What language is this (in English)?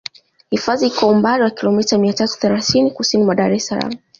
Swahili